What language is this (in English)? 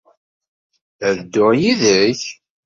Kabyle